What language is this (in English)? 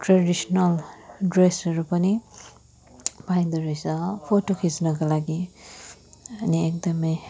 Nepali